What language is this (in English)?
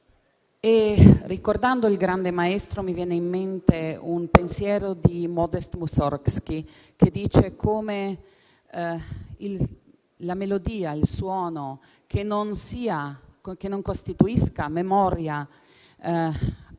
Italian